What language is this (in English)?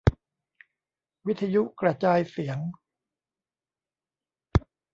Thai